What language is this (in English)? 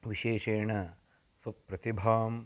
Sanskrit